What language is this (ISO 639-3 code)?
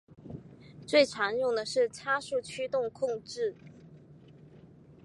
zho